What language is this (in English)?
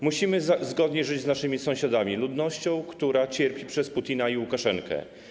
Polish